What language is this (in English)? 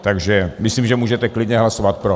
Czech